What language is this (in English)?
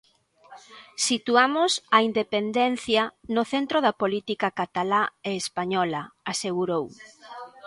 Galician